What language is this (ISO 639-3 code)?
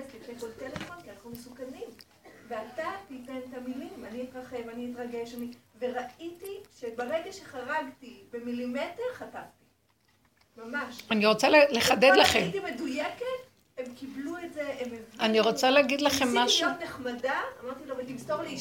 heb